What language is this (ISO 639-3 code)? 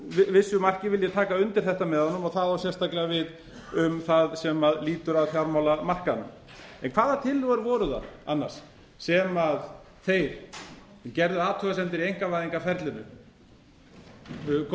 isl